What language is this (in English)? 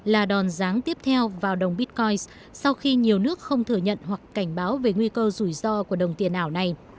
Vietnamese